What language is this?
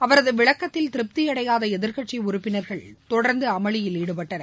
Tamil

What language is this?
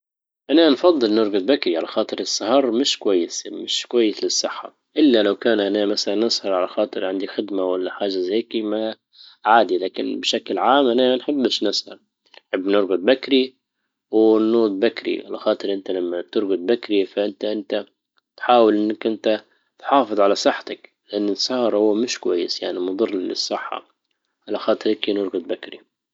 Libyan Arabic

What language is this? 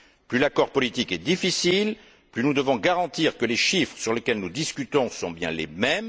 French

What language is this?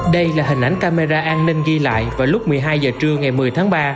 Vietnamese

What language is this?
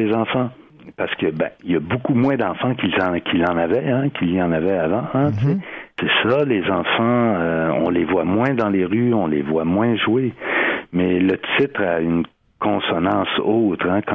French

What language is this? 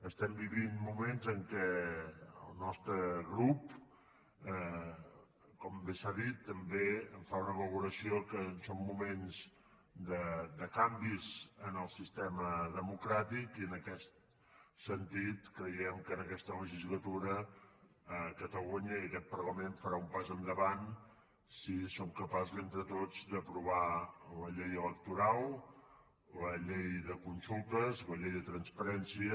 Catalan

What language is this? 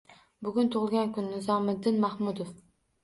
Uzbek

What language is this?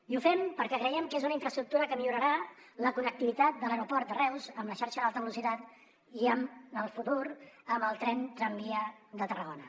Catalan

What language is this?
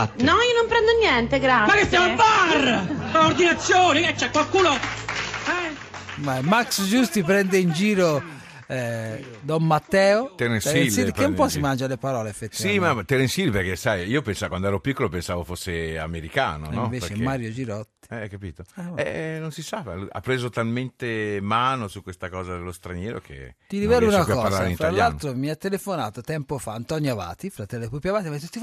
Italian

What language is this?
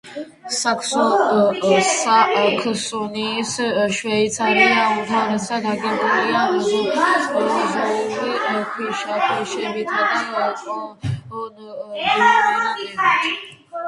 Georgian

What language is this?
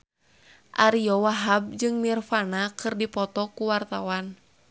Sundanese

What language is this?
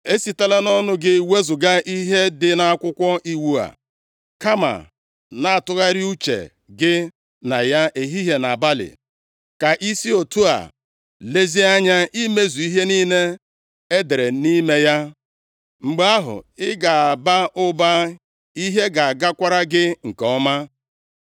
Igbo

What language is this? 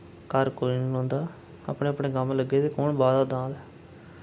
Dogri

